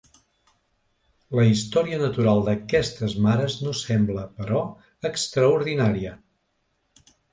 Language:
Catalan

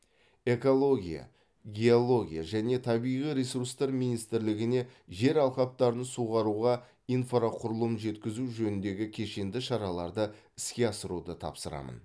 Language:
Kazakh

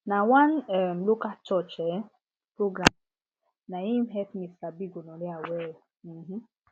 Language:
Nigerian Pidgin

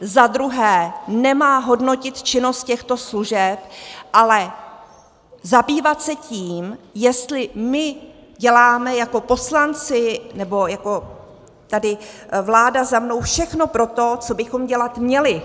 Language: Czech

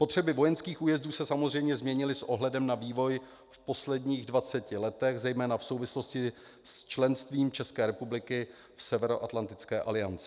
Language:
Czech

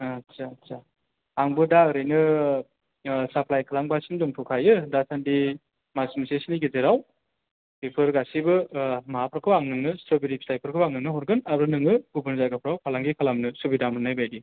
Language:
Bodo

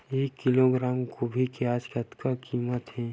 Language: Chhattisgarhi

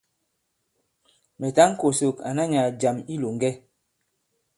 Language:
Bankon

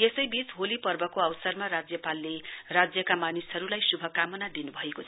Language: Nepali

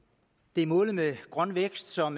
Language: Danish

